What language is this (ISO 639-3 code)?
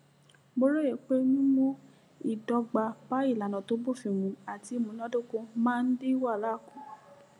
yor